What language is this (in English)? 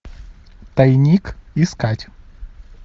Russian